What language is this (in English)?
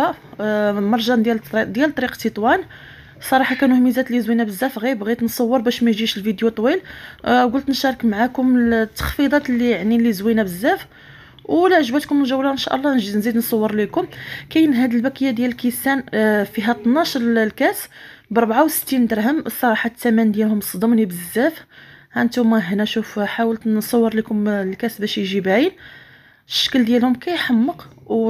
Arabic